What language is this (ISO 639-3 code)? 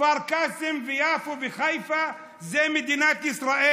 heb